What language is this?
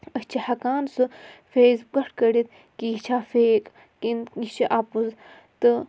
Kashmiri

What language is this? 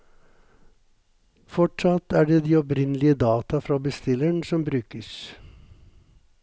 Norwegian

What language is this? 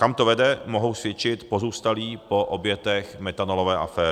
Czech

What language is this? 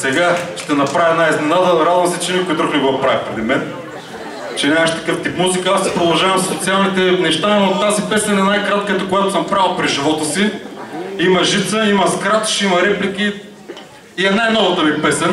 Bulgarian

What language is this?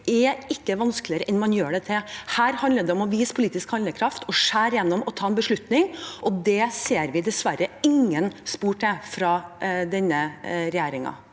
Norwegian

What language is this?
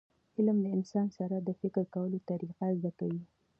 Pashto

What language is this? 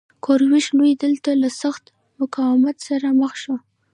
Pashto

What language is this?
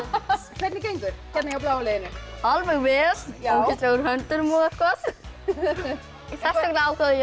Icelandic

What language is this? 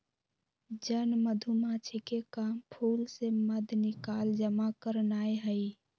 Magahi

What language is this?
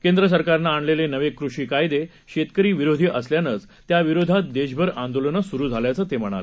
Marathi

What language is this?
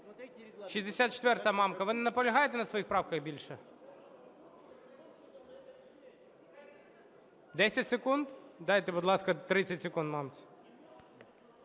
Ukrainian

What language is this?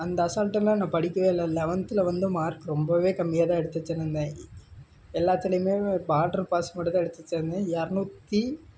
Tamil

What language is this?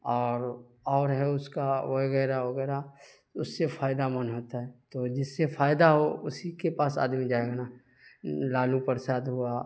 Urdu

